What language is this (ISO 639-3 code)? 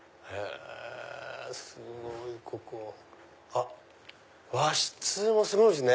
jpn